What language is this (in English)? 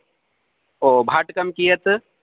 Sanskrit